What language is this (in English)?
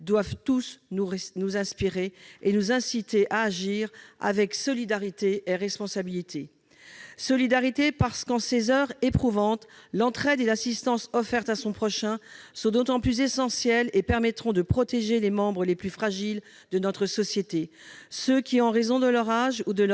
French